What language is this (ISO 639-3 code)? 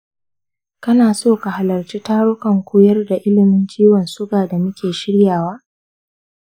hau